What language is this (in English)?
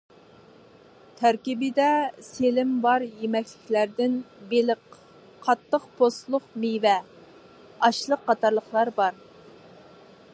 Uyghur